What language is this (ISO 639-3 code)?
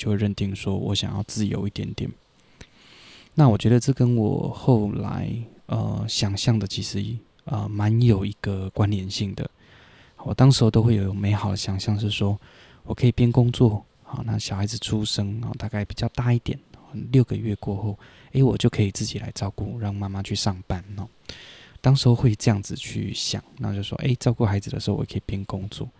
zho